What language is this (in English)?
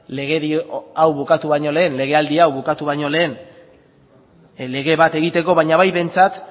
Basque